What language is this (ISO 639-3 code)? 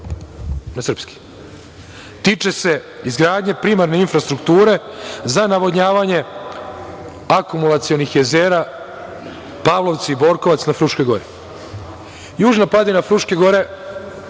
srp